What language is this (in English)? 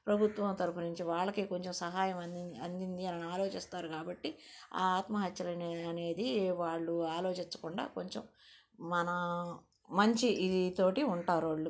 Telugu